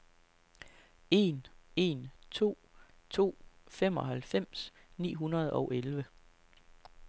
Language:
Danish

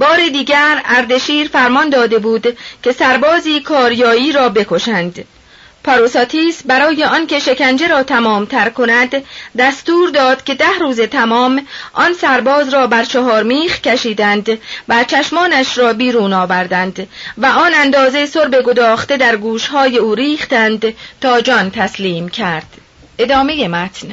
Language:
Persian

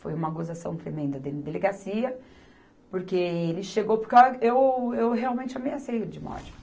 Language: Portuguese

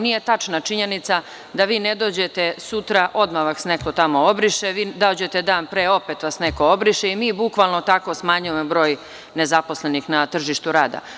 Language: Serbian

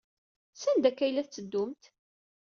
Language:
Kabyle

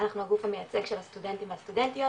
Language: Hebrew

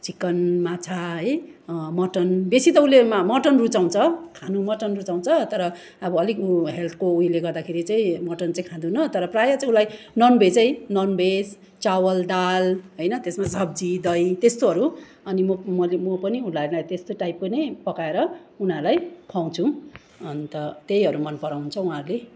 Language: Nepali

